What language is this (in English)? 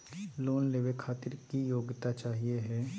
Magahi